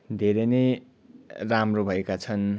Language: Nepali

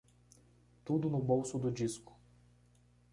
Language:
Portuguese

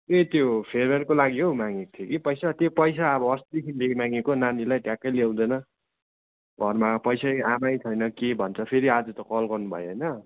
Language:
Nepali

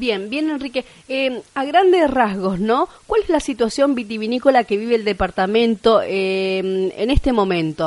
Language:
Spanish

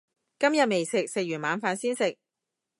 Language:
Cantonese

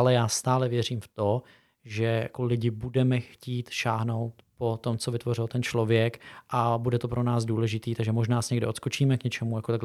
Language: Czech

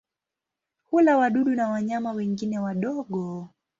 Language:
Swahili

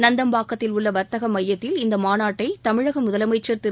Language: Tamil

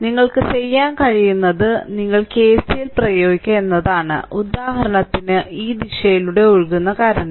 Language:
Malayalam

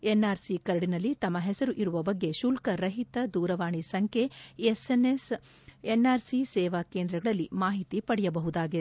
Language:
Kannada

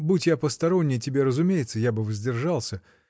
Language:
Russian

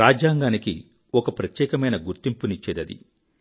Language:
Telugu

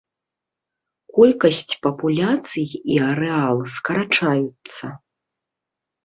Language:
Belarusian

